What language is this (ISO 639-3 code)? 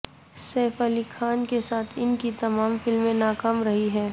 urd